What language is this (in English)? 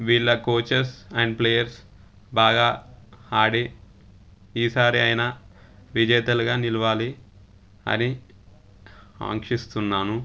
Telugu